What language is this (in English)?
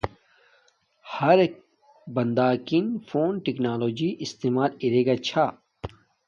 Domaaki